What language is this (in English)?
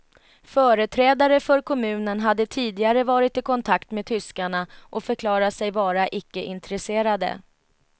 Swedish